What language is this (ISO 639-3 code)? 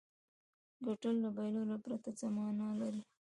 pus